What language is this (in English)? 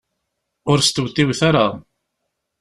Kabyle